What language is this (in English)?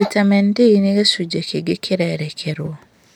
Kikuyu